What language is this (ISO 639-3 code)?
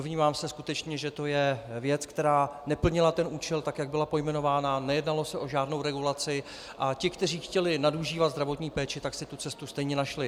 ces